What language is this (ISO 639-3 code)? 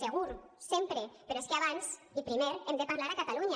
cat